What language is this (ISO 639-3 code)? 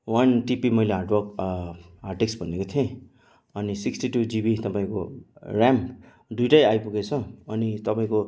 nep